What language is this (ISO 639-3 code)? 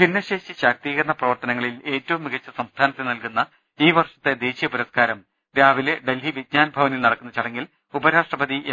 mal